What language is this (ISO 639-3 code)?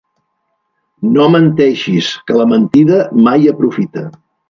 cat